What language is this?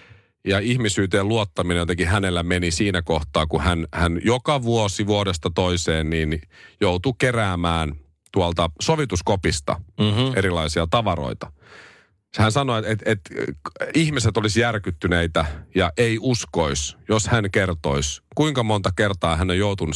Finnish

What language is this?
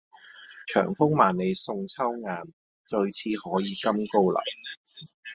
Cantonese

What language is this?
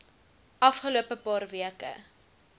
Afrikaans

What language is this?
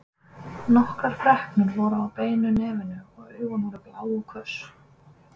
Icelandic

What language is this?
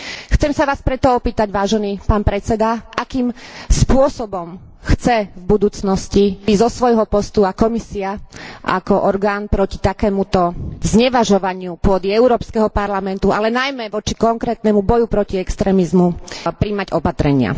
Slovak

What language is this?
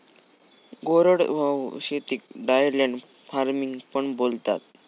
Marathi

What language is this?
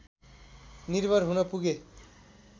Nepali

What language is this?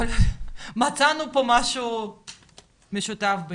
Hebrew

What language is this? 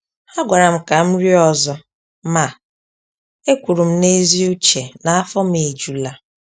Igbo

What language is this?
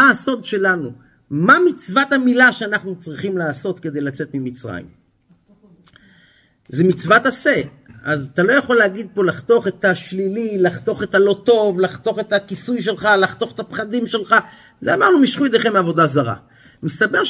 Hebrew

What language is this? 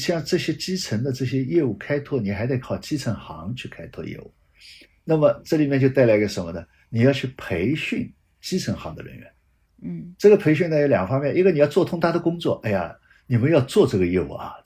Chinese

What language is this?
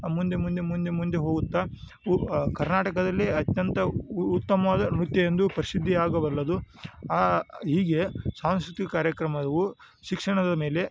Kannada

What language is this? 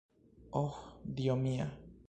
Esperanto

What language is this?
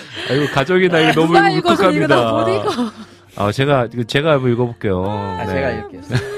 Korean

